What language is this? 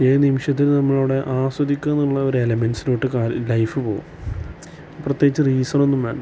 Malayalam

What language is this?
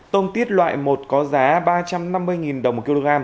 Vietnamese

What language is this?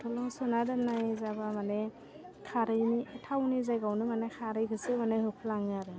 Bodo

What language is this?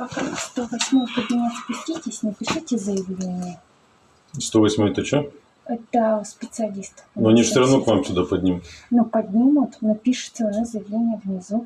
Russian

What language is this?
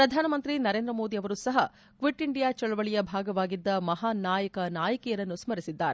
Kannada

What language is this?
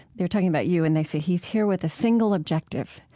English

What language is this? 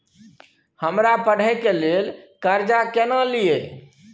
Maithili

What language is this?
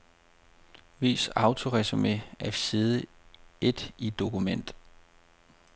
Danish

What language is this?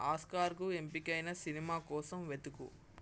Telugu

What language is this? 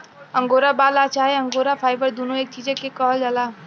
Bhojpuri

